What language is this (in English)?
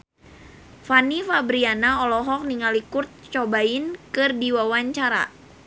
Sundanese